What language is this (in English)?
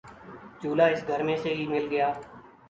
Urdu